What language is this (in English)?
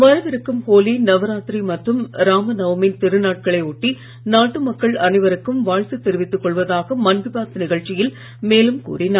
Tamil